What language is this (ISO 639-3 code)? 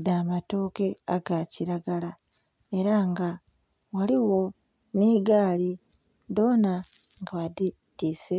xog